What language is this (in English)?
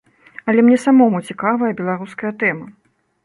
Belarusian